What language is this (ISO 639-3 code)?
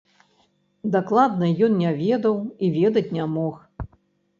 bel